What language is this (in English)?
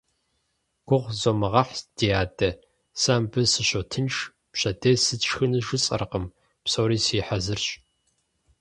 Kabardian